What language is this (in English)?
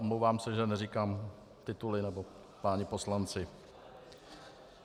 Czech